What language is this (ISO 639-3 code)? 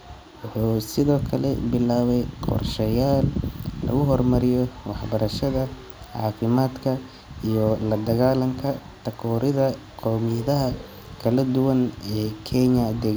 som